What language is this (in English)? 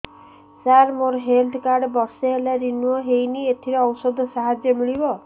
Odia